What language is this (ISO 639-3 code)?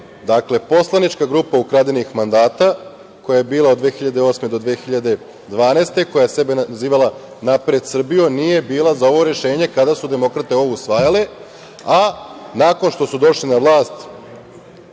srp